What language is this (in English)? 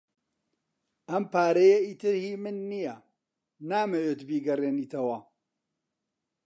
Central Kurdish